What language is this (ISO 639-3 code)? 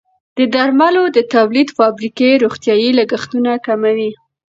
pus